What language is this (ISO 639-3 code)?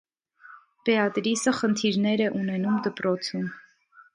hye